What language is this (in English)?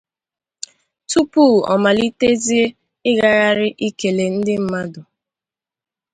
Igbo